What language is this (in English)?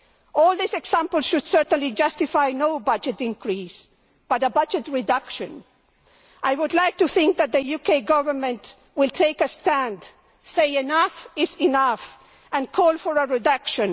English